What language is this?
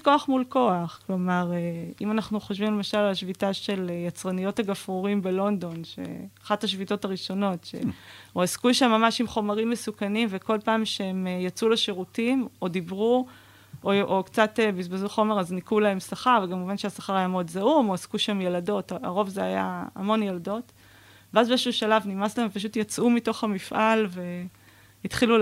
Hebrew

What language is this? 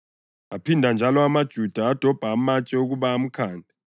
North Ndebele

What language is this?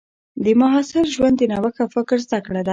Pashto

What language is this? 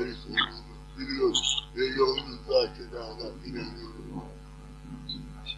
Turkish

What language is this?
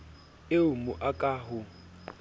Southern Sotho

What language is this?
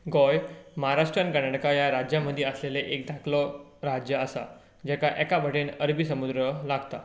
Konkani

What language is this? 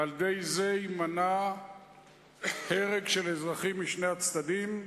Hebrew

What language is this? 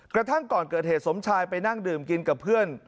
Thai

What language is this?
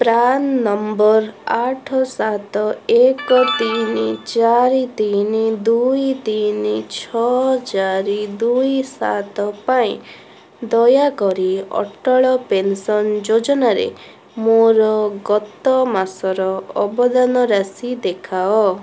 Odia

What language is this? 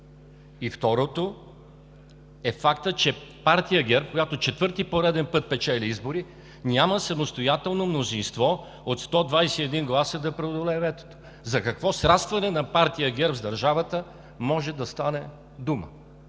Bulgarian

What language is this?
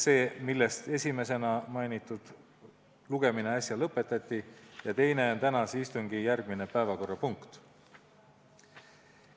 Estonian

